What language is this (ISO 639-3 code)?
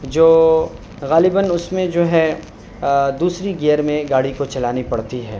urd